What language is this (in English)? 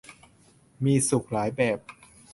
Thai